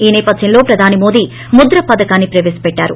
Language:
Telugu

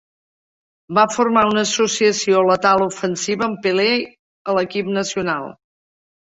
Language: Catalan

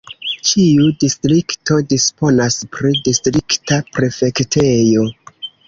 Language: Esperanto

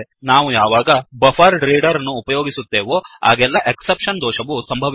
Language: Kannada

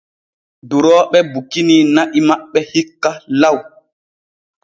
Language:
Borgu Fulfulde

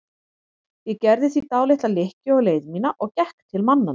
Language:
Icelandic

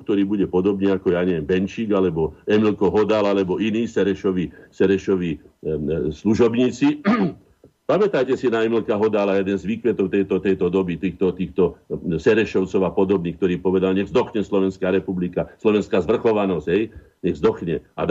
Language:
Slovak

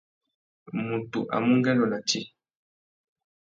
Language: Tuki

